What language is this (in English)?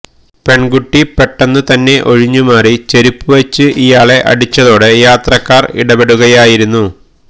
Malayalam